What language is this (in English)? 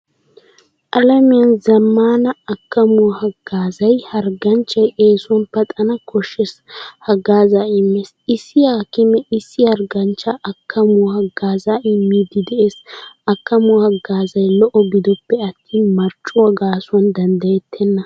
Wolaytta